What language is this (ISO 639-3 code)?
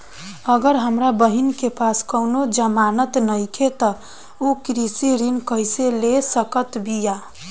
bho